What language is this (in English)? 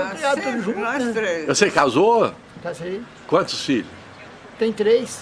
Portuguese